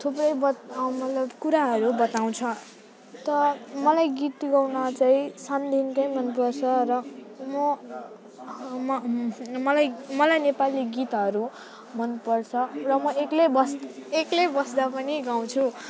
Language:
Nepali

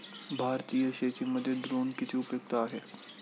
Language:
Marathi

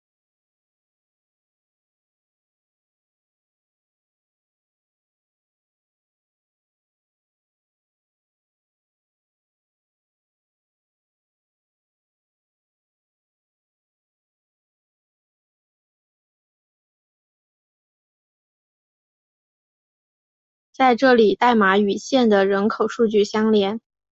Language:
Chinese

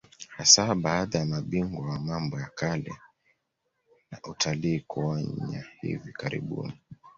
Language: Swahili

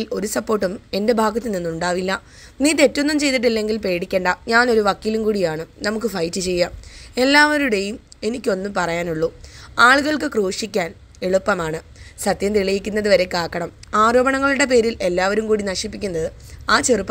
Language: Malayalam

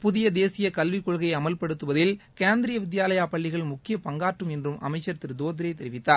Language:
Tamil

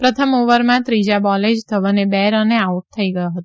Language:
Gujarati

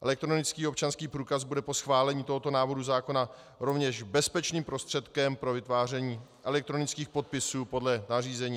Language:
Czech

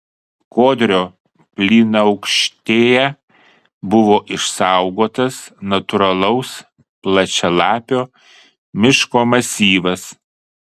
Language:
Lithuanian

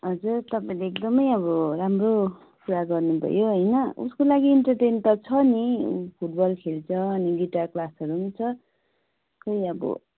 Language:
Nepali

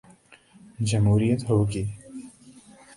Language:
Urdu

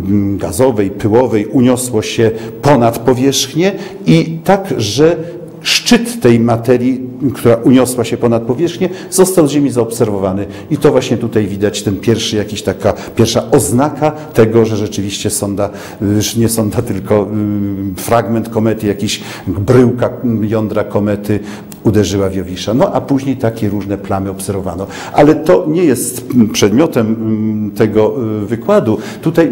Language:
Polish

